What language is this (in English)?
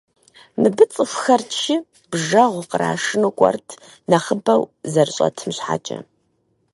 Kabardian